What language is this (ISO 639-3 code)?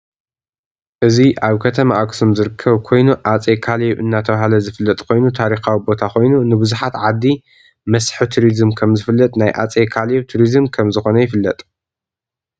tir